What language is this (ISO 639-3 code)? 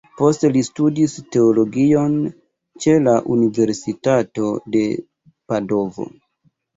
epo